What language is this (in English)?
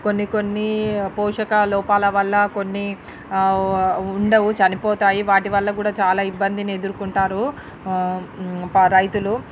Telugu